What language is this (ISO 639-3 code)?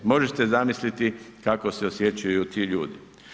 hrv